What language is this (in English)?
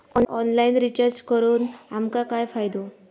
Marathi